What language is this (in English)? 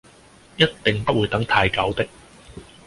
Cantonese